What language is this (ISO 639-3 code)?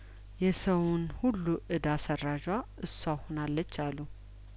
amh